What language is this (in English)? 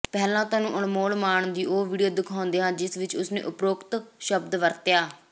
Punjabi